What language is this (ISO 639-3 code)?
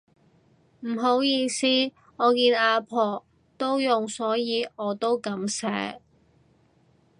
yue